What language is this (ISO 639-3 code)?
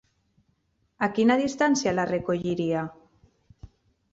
cat